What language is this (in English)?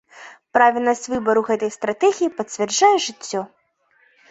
Belarusian